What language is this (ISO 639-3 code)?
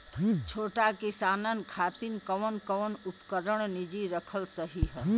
bho